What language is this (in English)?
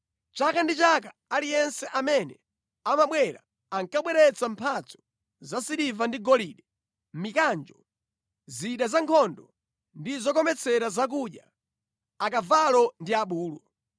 Nyanja